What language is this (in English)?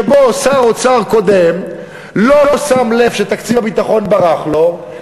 Hebrew